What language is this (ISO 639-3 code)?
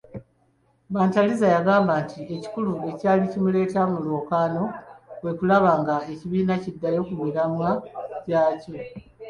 lug